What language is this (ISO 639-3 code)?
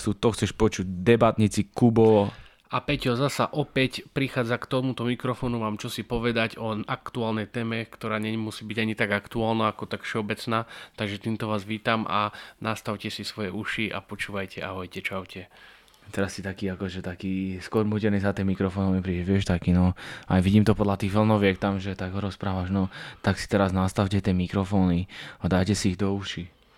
slk